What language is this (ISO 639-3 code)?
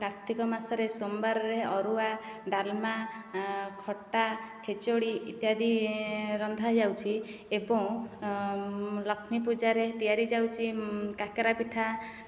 ori